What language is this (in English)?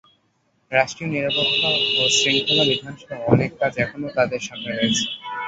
Bangla